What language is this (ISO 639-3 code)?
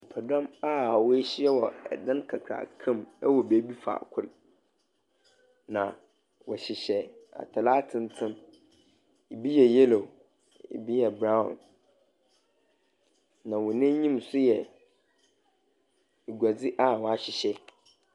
aka